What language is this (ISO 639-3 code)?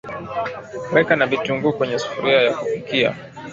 swa